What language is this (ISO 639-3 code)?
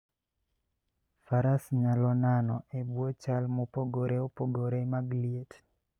luo